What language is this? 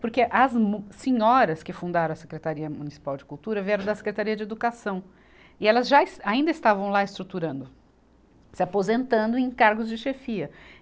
Portuguese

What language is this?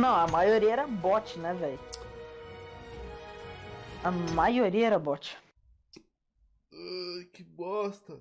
Portuguese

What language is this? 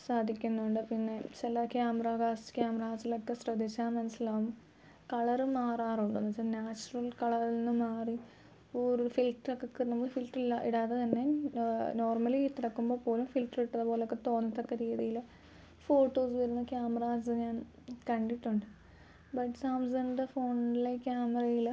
Malayalam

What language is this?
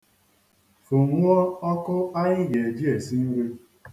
Igbo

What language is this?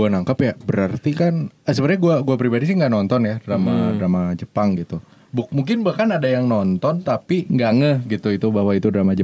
Indonesian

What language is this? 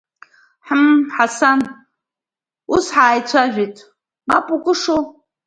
Abkhazian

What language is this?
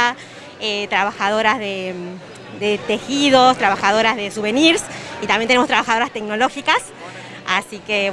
Spanish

